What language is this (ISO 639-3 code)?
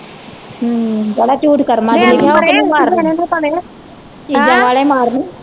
pan